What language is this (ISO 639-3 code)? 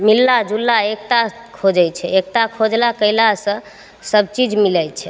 mai